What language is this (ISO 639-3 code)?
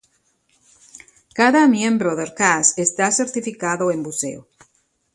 spa